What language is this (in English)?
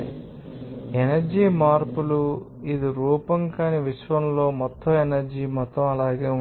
Telugu